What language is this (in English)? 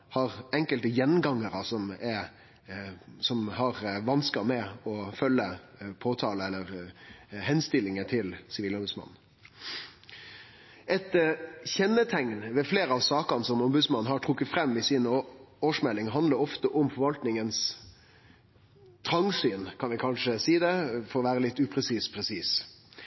Norwegian Nynorsk